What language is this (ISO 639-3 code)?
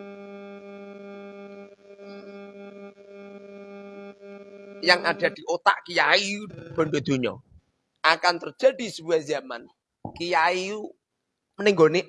ind